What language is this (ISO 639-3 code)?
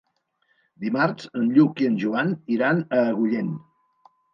cat